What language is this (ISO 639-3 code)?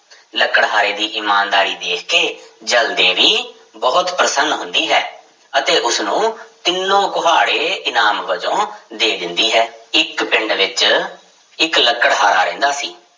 pan